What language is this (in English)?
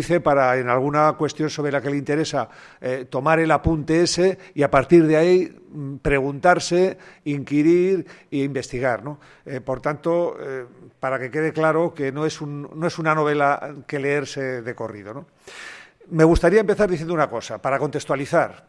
Spanish